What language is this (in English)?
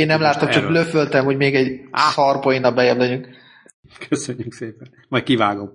Hungarian